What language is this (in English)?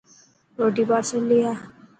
Dhatki